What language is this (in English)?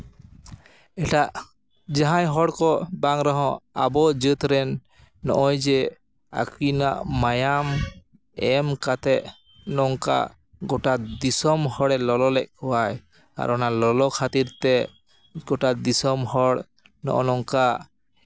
Santali